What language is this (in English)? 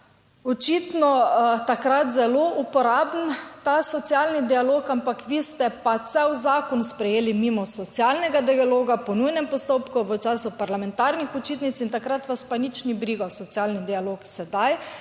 Slovenian